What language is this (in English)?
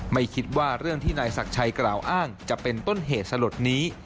Thai